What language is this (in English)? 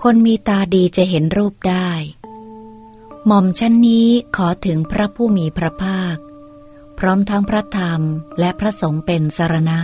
Thai